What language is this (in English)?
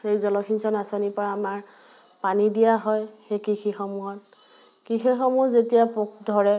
Assamese